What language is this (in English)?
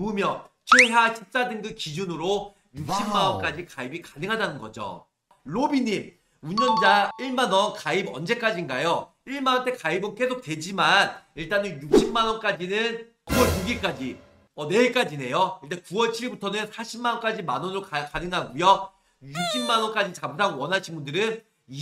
Korean